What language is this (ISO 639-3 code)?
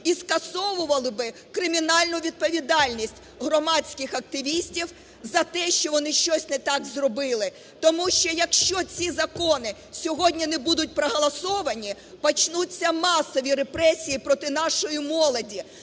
ukr